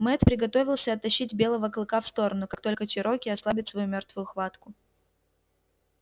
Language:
Russian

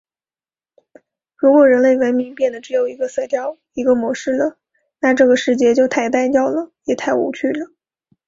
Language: Chinese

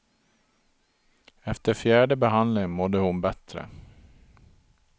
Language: Swedish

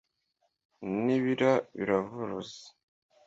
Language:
Kinyarwanda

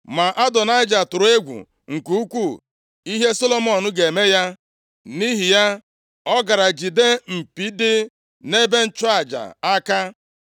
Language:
Igbo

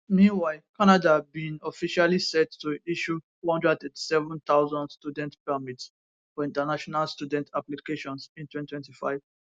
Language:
Nigerian Pidgin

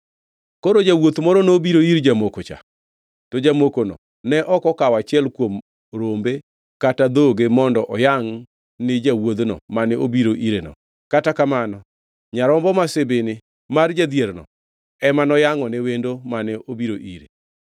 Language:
Luo (Kenya and Tanzania)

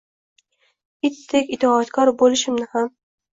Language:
Uzbek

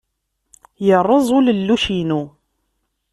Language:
Kabyle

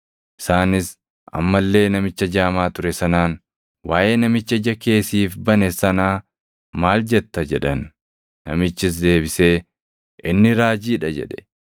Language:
Oromo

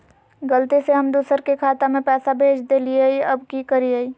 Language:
Magahi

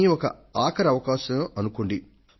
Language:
Telugu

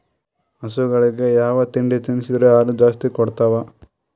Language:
Kannada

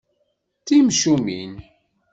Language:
Kabyle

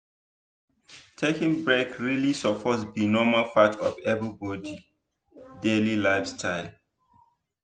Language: Nigerian Pidgin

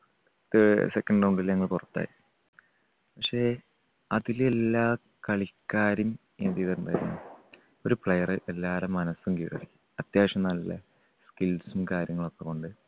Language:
Malayalam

